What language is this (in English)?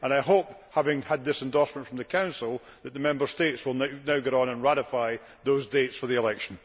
English